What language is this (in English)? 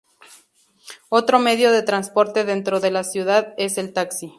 Spanish